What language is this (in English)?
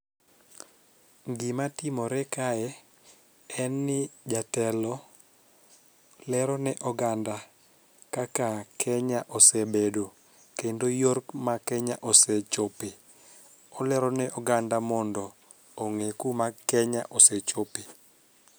Luo (Kenya and Tanzania)